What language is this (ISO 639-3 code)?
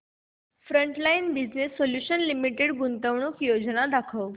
mar